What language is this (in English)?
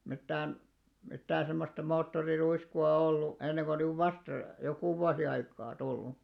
Finnish